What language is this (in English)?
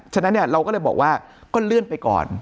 Thai